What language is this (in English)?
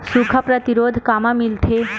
Chhattisgarhi